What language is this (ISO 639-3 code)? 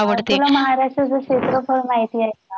mar